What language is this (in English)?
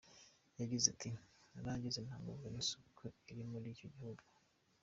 Kinyarwanda